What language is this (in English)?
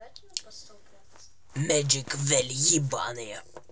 Russian